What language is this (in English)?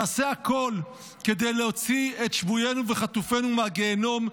Hebrew